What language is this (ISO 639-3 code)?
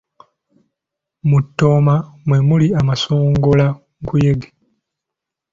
lug